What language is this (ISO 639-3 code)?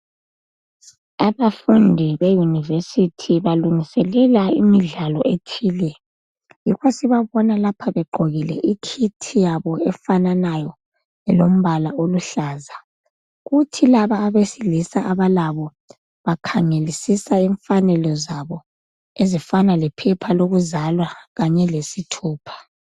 nde